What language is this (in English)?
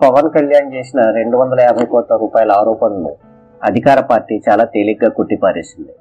Telugu